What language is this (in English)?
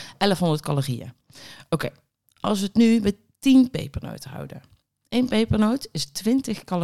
Dutch